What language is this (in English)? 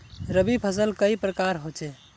Magahi